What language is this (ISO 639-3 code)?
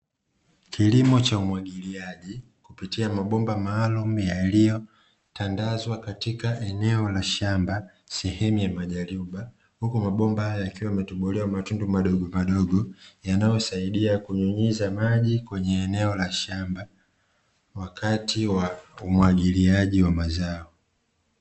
swa